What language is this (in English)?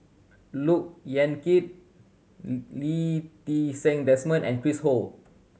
English